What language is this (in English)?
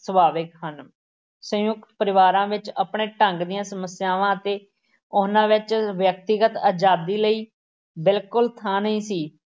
Punjabi